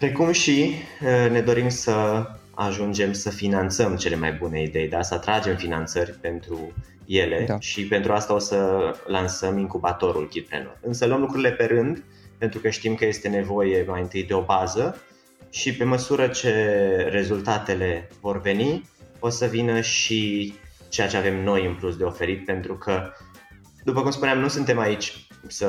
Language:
Romanian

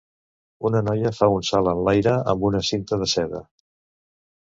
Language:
Catalan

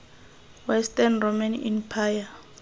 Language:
Tswana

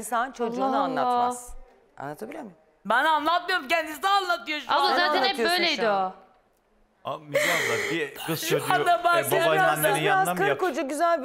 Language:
Turkish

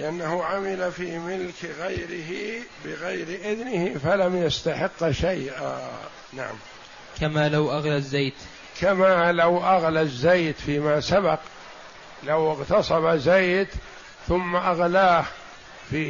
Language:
Arabic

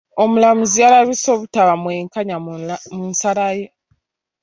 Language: Ganda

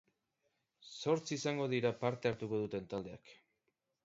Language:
Basque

